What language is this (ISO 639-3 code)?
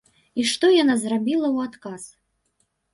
bel